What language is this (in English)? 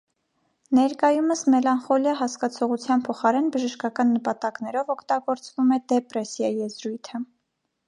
Armenian